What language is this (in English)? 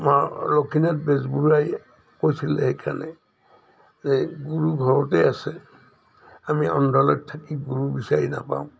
Assamese